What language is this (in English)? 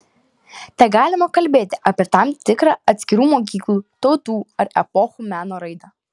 Lithuanian